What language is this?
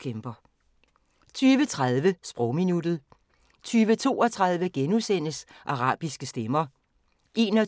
Danish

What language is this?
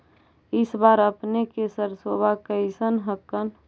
Magahi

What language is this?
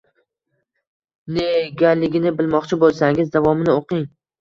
Uzbek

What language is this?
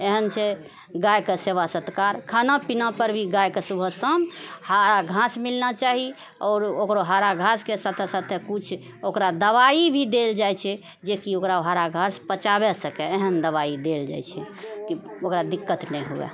Maithili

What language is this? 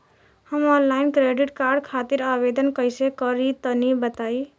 Bhojpuri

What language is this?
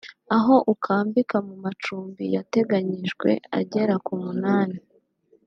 Kinyarwanda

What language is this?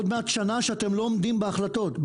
Hebrew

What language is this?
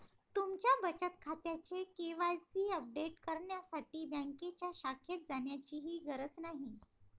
Marathi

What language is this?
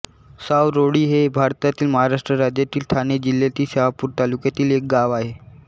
Marathi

